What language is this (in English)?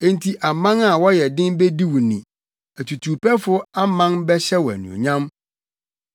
Akan